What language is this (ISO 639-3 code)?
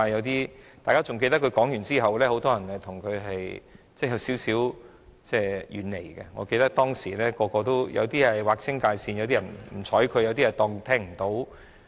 yue